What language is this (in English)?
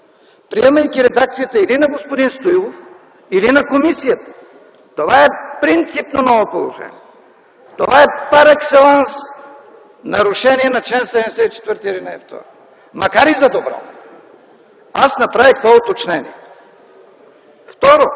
Bulgarian